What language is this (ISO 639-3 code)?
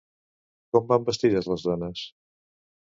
cat